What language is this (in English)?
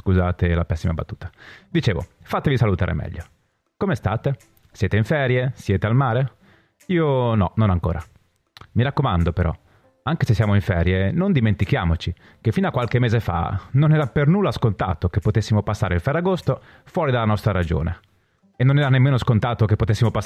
Italian